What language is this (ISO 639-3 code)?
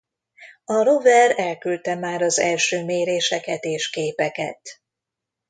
hun